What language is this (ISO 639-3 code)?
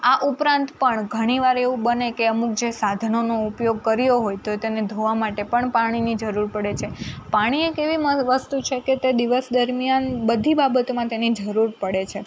guj